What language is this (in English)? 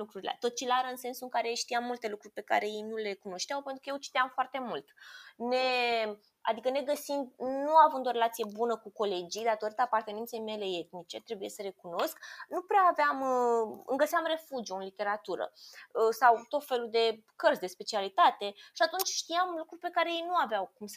Romanian